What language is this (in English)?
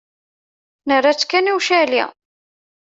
Kabyle